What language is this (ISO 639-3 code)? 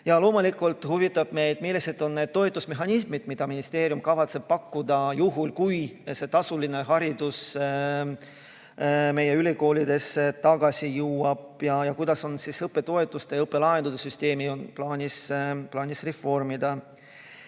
est